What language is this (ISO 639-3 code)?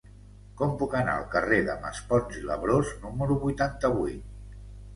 cat